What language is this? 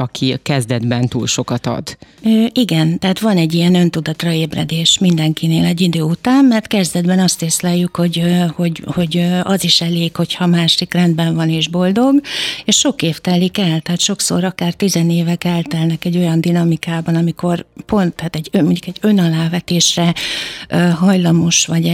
Hungarian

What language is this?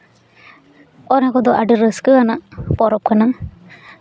Santali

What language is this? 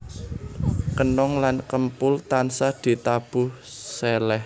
Javanese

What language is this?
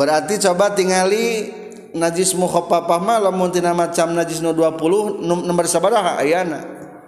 Indonesian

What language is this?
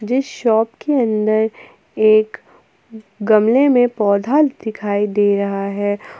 Hindi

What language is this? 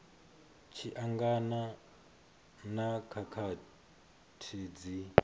Venda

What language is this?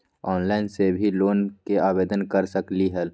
Magahi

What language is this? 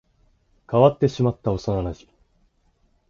Japanese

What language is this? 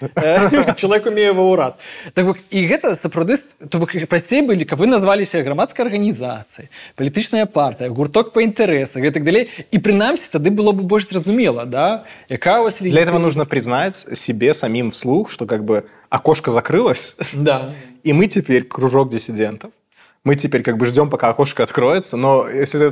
Russian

